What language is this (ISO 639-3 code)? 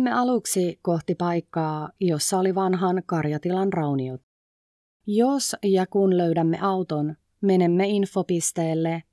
fin